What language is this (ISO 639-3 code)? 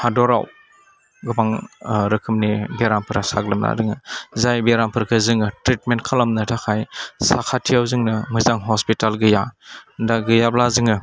brx